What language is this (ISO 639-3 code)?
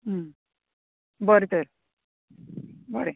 kok